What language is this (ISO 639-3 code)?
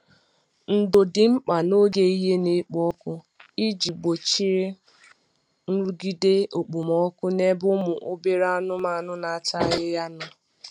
ibo